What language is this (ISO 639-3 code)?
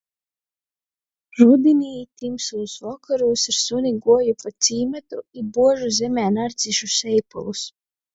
ltg